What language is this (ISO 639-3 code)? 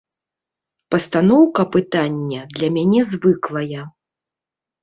bel